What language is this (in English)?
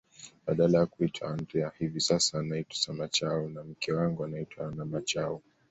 Swahili